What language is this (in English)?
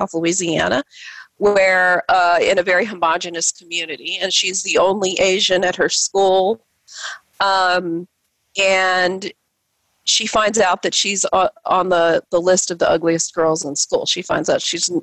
English